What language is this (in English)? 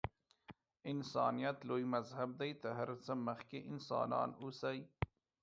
Pashto